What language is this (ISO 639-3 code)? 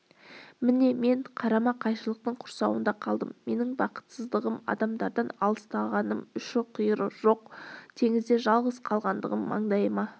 kaz